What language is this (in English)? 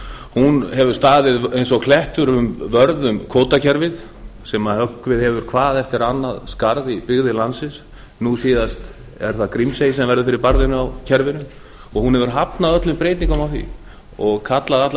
Icelandic